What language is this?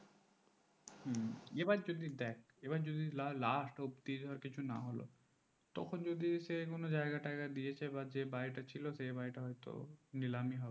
Bangla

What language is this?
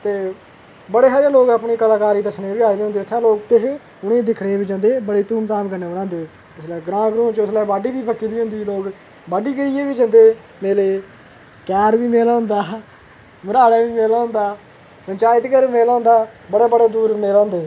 Dogri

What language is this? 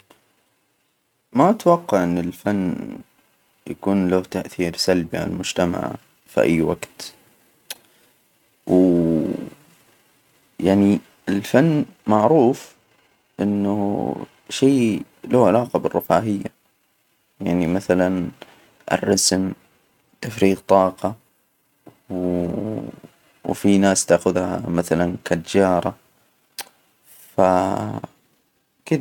Hijazi Arabic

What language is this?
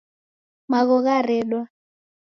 Taita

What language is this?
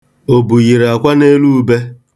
Igbo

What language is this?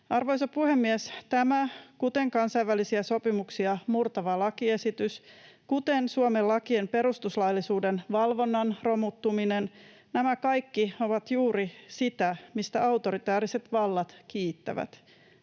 Finnish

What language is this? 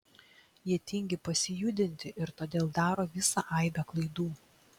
Lithuanian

